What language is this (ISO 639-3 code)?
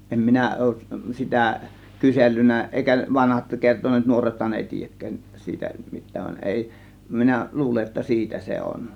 fin